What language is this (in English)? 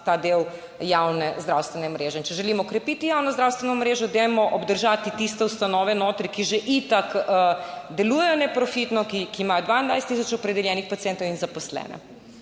Slovenian